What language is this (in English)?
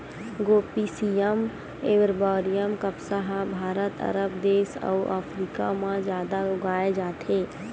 Chhattisgarhi